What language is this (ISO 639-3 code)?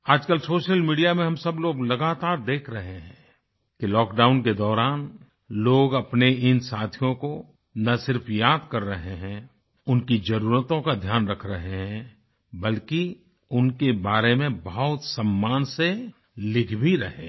hin